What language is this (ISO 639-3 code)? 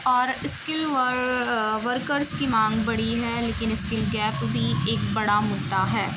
urd